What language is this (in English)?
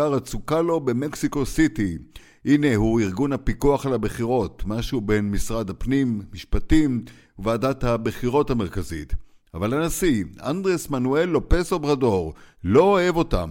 Hebrew